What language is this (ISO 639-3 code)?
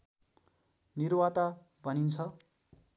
nep